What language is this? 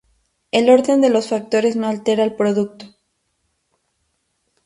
Spanish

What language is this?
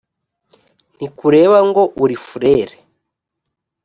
Kinyarwanda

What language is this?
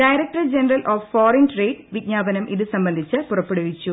Malayalam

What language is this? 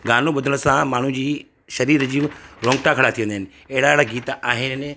Sindhi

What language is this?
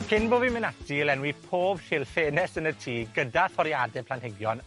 Welsh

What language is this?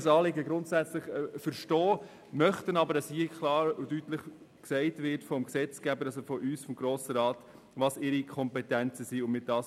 Swiss German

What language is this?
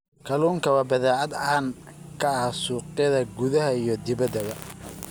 Somali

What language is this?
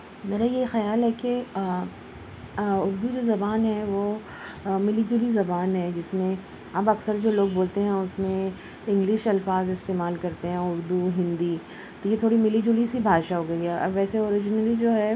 Urdu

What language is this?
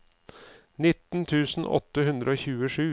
Norwegian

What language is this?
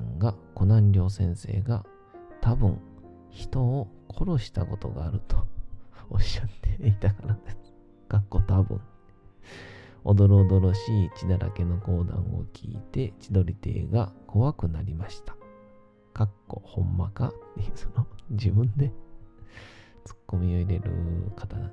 Japanese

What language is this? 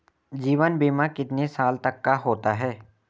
Hindi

